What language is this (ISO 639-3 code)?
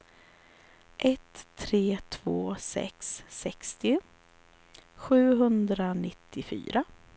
swe